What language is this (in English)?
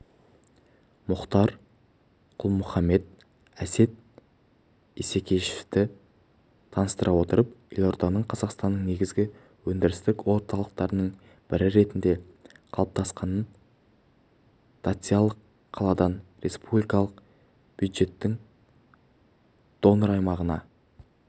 Kazakh